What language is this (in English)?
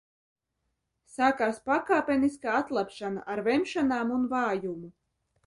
Latvian